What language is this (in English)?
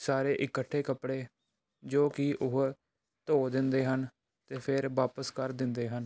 Punjabi